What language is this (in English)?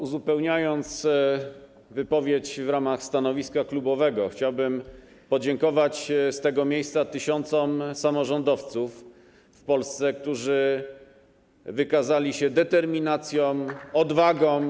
Polish